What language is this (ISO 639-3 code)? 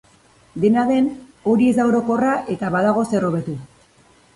eus